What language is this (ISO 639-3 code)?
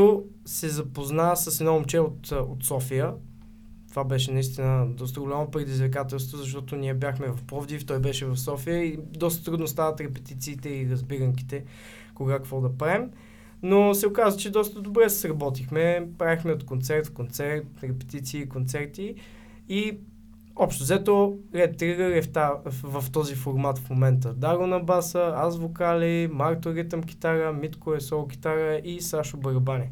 bul